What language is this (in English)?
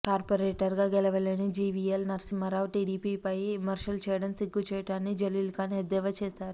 Telugu